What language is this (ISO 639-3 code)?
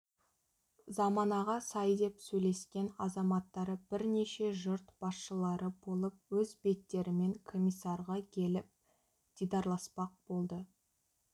kaz